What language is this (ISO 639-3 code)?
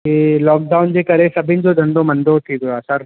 snd